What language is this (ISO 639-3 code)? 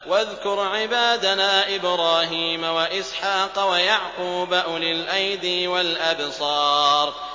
ara